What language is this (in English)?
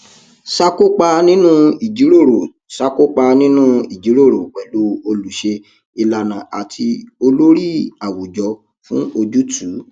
Yoruba